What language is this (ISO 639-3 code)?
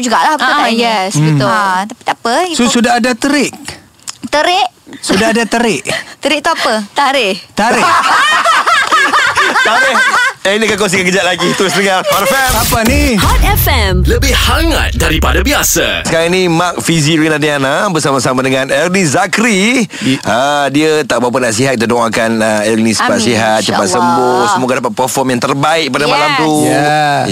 msa